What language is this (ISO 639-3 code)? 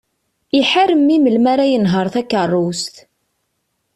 kab